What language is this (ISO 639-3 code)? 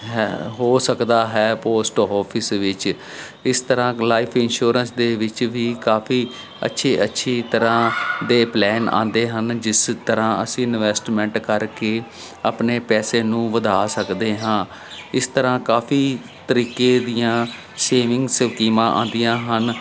pan